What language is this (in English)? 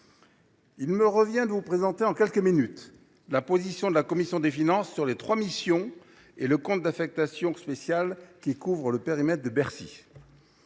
French